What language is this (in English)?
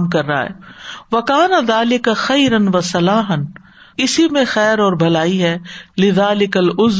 Urdu